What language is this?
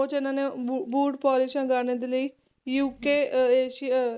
Punjabi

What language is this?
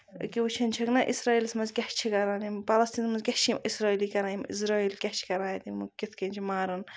Kashmiri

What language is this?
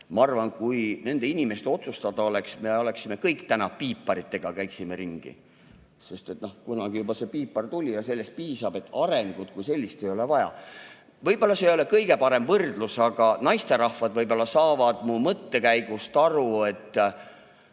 Estonian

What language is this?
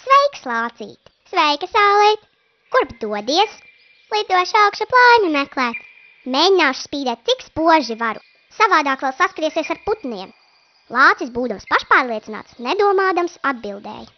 Latvian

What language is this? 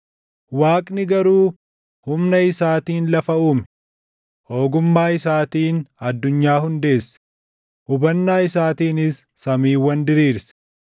Oromo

